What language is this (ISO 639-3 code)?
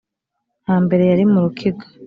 kin